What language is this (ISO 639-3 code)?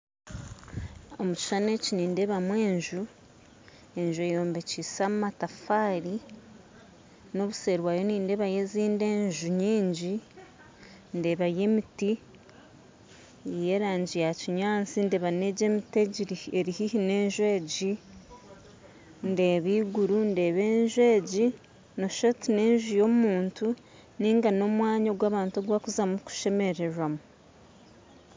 nyn